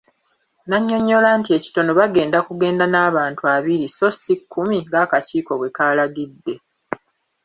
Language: Ganda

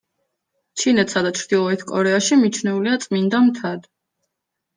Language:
Georgian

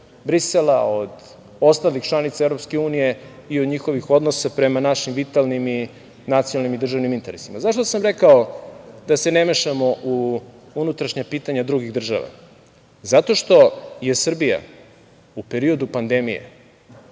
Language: Serbian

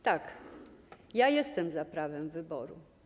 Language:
Polish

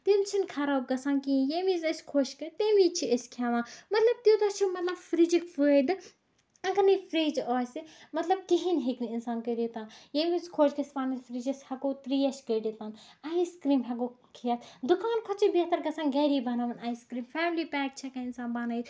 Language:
Kashmiri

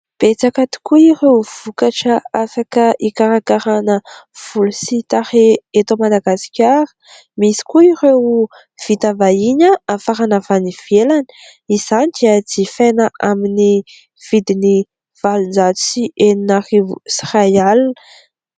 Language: Malagasy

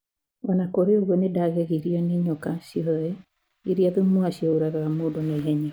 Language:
Kikuyu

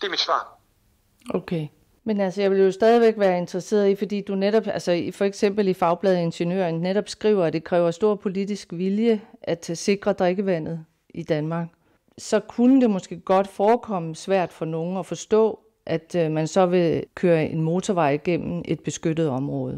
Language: Danish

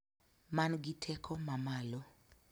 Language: Luo (Kenya and Tanzania)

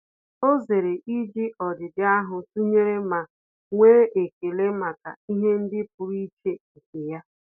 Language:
Igbo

